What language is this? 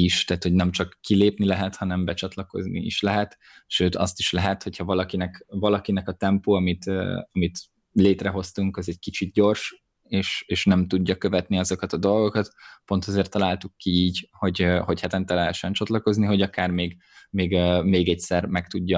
Hungarian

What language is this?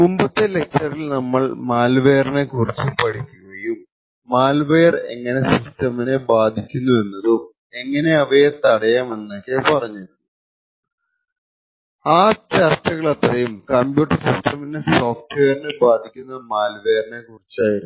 Malayalam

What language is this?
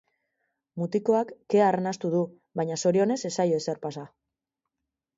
Basque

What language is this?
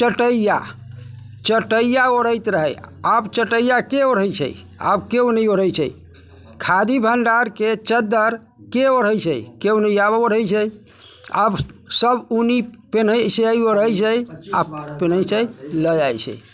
Maithili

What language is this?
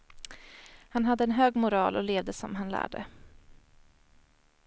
Swedish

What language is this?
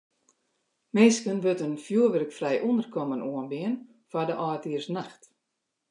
Western Frisian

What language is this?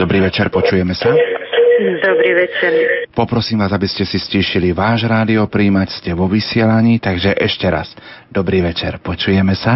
Slovak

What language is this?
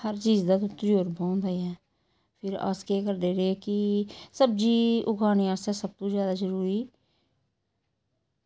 Dogri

